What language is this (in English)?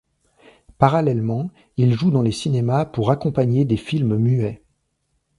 French